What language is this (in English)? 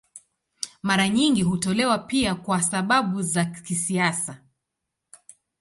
Swahili